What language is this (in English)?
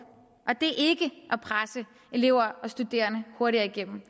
Danish